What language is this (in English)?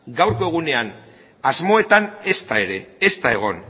Basque